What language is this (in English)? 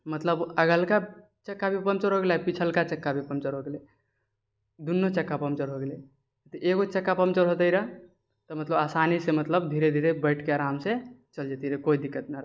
Maithili